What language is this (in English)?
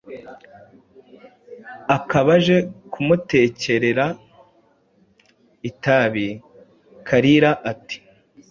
Kinyarwanda